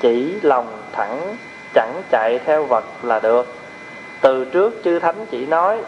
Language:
Vietnamese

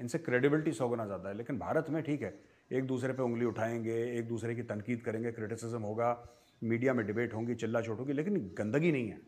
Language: Hindi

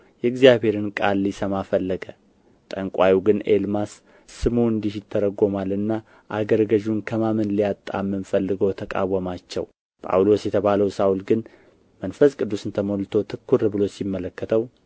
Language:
Amharic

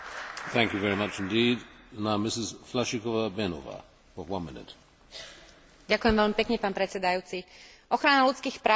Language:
Slovak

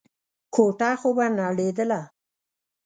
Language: Pashto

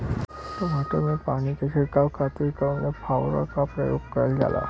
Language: Bhojpuri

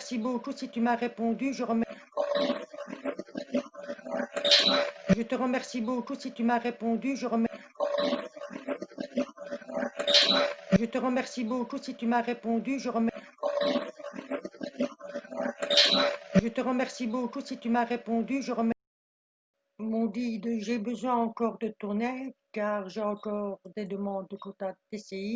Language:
French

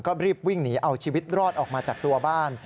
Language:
Thai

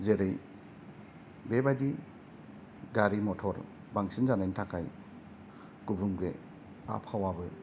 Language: Bodo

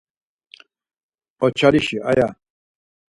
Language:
Laz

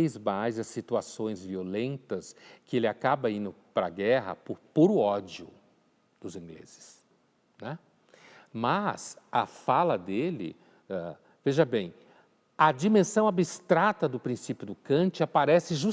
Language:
Portuguese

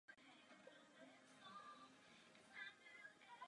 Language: Czech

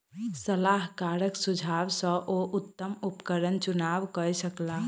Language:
Maithili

